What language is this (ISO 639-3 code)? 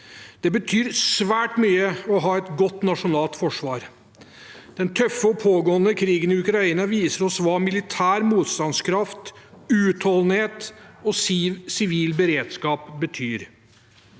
nor